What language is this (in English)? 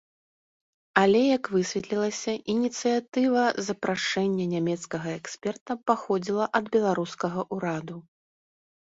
Belarusian